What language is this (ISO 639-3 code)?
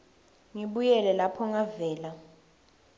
ssw